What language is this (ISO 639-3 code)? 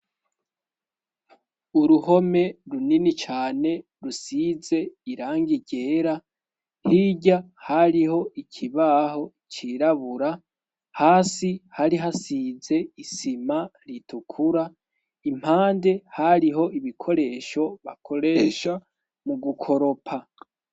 run